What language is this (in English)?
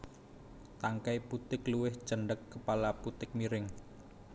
Javanese